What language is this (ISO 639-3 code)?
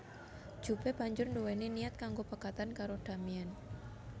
jav